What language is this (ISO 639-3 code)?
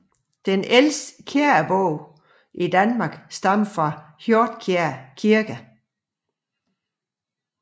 dan